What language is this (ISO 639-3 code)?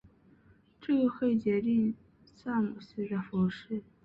zho